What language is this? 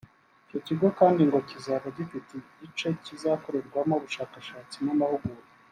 Kinyarwanda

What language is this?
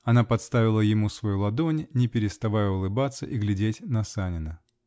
Russian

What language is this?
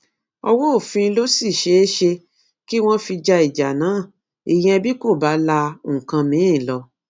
Yoruba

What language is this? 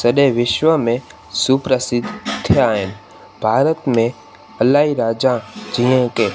Sindhi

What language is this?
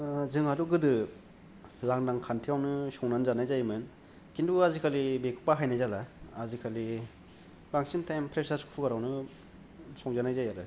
Bodo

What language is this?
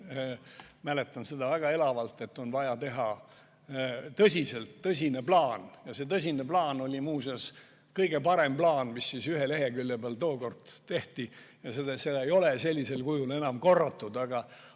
Estonian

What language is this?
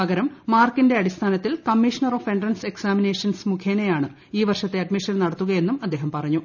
Malayalam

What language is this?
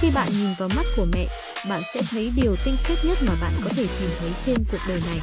Vietnamese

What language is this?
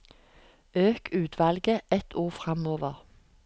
Norwegian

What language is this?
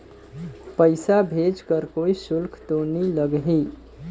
Chhattisgarhi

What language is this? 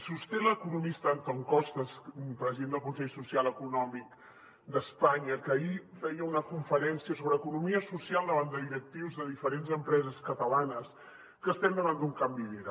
Catalan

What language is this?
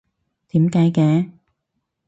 Cantonese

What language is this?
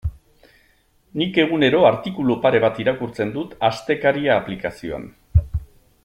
Basque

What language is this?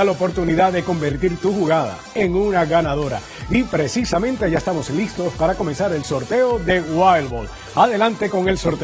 Spanish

